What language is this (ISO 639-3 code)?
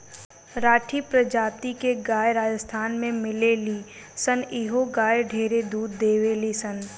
bho